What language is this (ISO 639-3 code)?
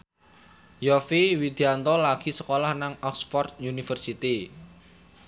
jav